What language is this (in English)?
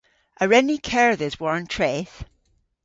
Cornish